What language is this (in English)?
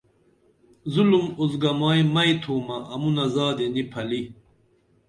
Dameli